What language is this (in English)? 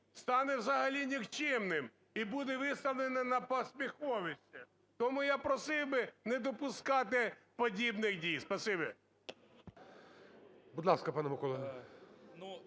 Ukrainian